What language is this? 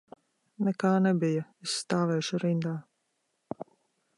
Latvian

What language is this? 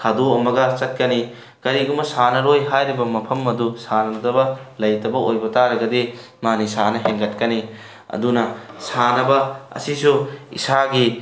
Manipuri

